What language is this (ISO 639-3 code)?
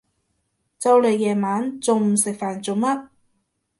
yue